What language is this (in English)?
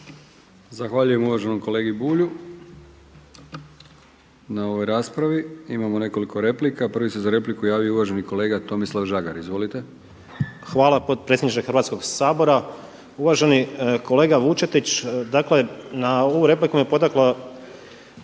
Croatian